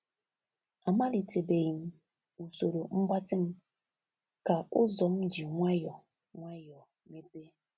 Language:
Igbo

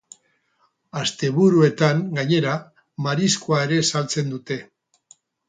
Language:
Basque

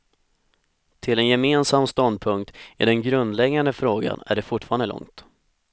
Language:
Swedish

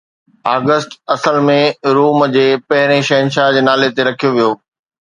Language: Sindhi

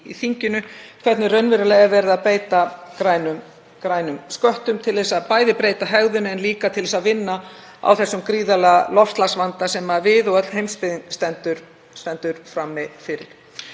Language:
Icelandic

